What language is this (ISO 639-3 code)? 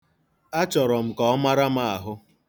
ibo